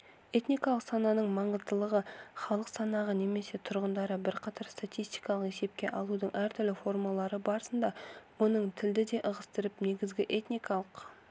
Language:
Kazakh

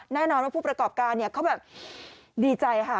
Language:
Thai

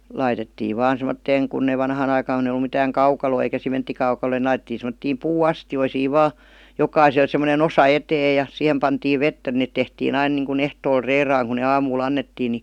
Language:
Finnish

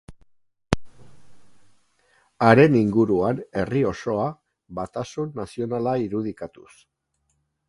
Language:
Basque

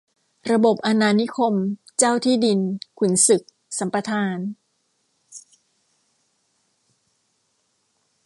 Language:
Thai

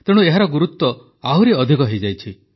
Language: Odia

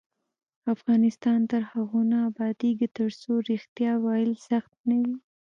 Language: Pashto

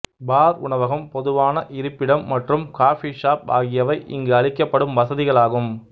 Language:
Tamil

